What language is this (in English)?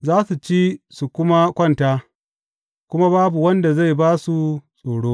Hausa